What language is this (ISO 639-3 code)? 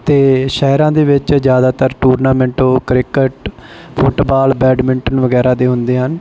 pan